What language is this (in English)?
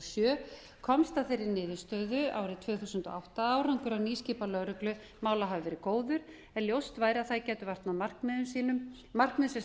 Icelandic